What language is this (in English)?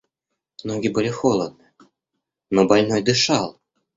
Russian